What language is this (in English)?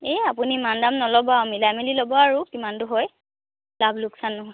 Assamese